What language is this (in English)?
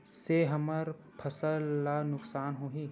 Chhattisgarhi